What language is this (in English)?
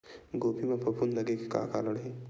Chhattisgarhi